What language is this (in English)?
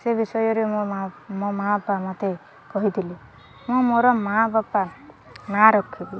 Odia